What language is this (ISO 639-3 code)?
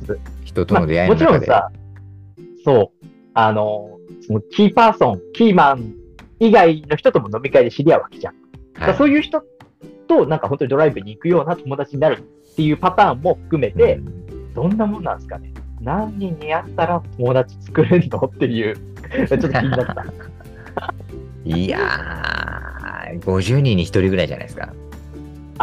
jpn